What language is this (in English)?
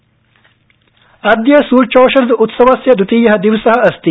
Sanskrit